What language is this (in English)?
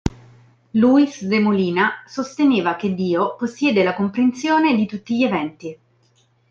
Italian